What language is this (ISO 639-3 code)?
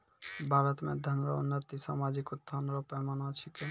mai